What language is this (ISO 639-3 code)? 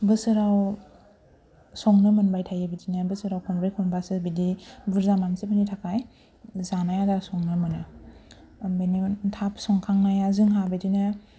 brx